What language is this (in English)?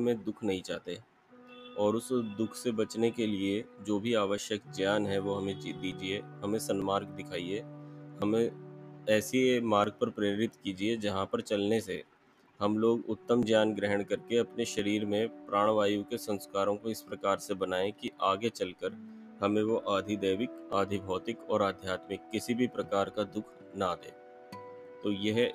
Hindi